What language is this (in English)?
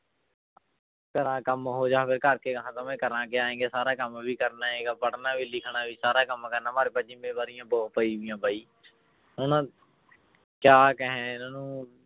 Punjabi